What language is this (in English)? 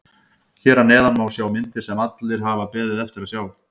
Icelandic